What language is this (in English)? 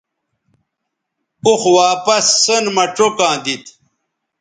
Bateri